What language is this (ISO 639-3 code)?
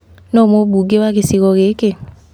kik